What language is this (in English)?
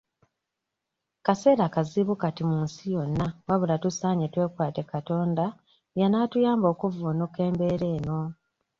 Ganda